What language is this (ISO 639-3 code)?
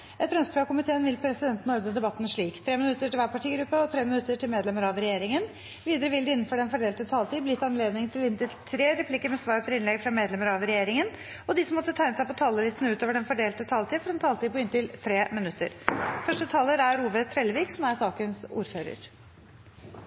nor